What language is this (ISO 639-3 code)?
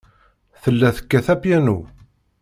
kab